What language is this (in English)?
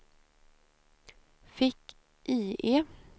Swedish